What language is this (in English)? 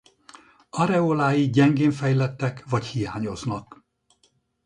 Hungarian